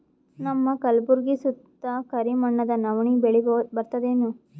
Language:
Kannada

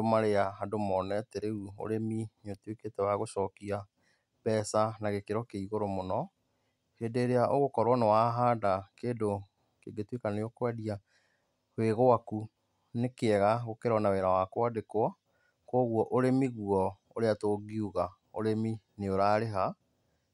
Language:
Kikuyu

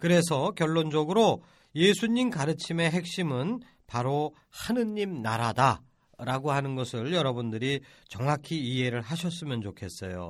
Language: Korean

